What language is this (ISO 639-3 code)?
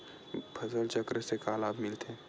hne